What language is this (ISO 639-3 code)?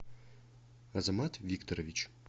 rus